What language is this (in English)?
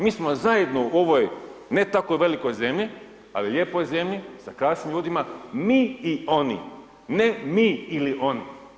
Croatian